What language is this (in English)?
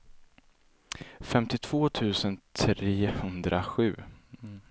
Swedish